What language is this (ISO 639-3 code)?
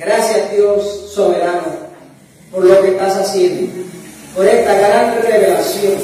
spa